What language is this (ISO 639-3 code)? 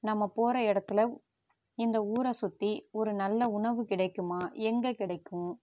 tam